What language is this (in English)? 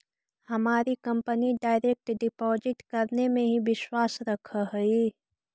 Magahi